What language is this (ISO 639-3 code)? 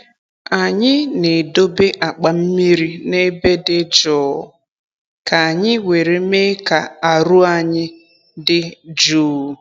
ibo